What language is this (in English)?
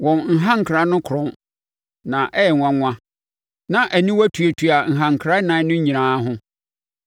Akan